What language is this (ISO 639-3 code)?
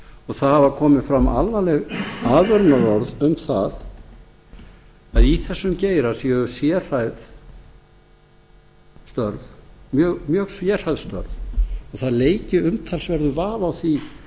isl